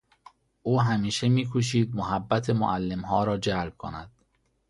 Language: Persian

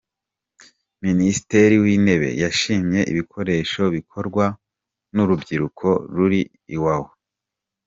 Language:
Kinyarwanda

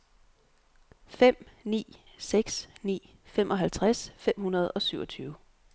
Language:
Danish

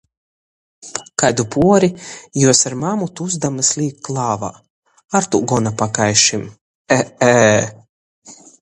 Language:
Latgalian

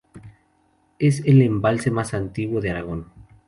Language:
Spanish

